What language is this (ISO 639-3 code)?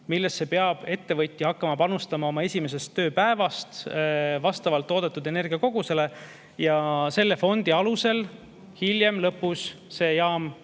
est